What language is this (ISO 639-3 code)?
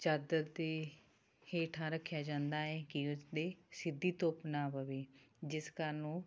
pan